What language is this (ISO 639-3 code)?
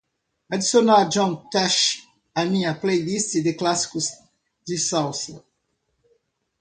por